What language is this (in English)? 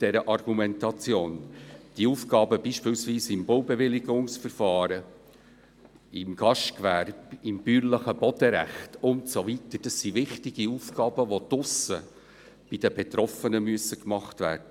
Swiss German